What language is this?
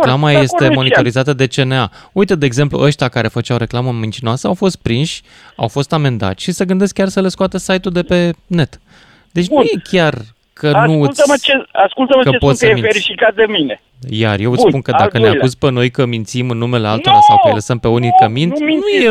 Romanian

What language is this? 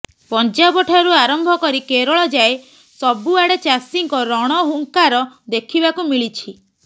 Odia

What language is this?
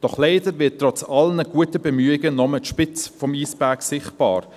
Swiss German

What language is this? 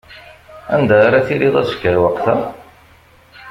Kabyle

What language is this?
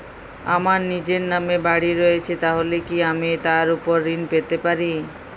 Bangla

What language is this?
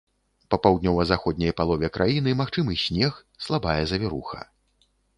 Belarusian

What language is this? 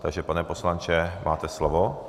Czech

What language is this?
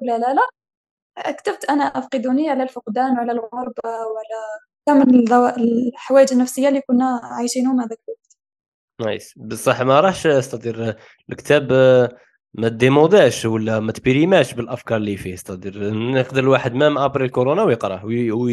Arabic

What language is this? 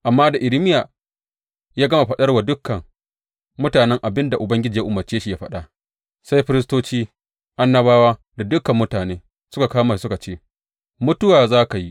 Hausa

